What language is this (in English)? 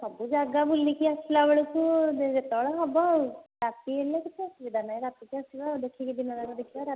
Odia